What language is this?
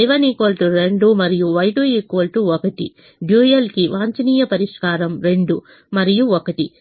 Telugu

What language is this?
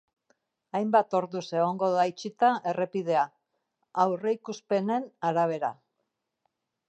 Basque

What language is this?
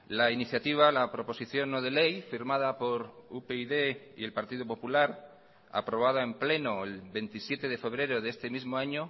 Spanish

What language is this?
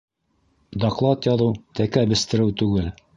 Bashkir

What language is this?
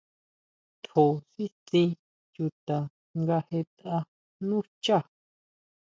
Huautla Mazatec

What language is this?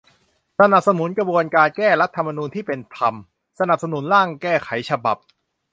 Thai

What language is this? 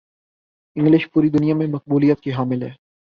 Urdu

